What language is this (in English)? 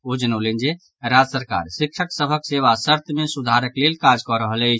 Maithili